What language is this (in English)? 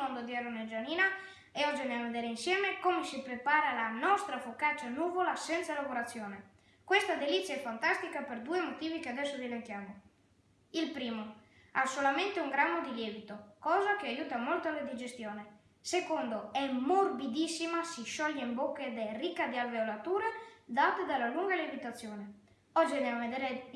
Italian